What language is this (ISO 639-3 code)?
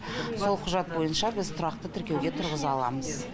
kaz